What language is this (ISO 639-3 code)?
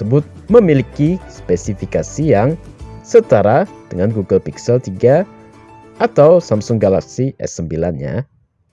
ind